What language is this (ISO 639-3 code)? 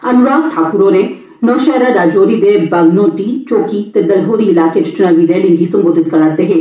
doi